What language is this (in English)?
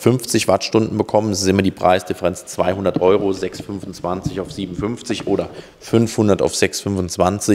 German